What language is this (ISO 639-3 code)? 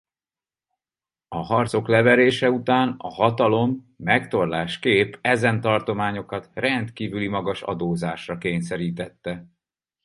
hun